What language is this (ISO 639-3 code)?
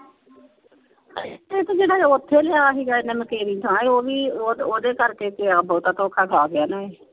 pan